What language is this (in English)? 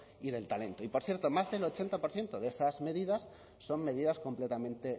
Spanish